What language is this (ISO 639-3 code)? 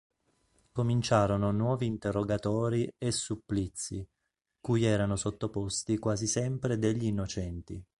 ita